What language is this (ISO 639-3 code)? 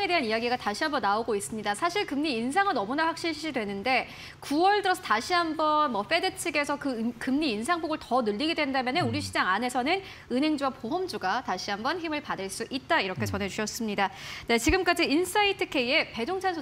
kor